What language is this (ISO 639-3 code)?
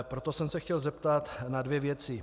ces